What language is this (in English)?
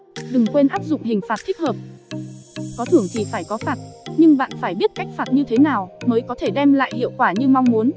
Vietnamese